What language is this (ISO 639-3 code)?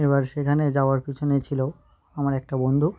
ben